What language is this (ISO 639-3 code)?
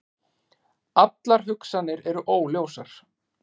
isl